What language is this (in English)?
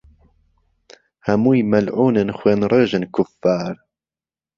Central Kurdish